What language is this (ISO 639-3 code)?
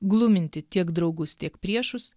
lit